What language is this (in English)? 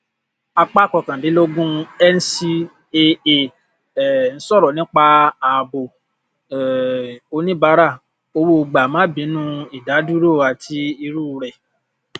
Yoruba